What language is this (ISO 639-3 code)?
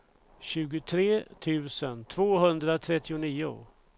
swe